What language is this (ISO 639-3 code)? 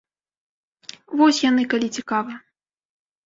bel